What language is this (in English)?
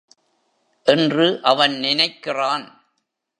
Tamil